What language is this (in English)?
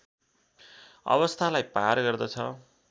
Nepali